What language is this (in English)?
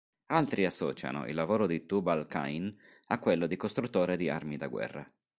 Italian